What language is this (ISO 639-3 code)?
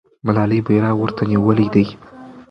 pus